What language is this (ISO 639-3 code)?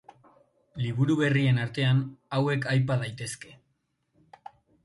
eus